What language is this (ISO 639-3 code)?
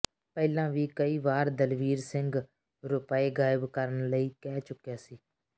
pan